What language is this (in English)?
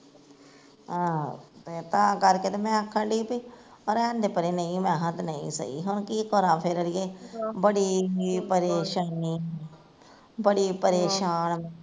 Punjabi